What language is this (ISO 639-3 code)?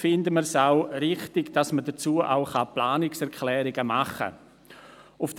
gsw